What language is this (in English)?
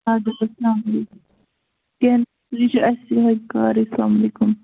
Kashmiri